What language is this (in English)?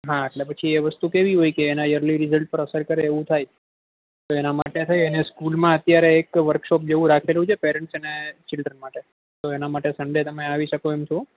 Gujarati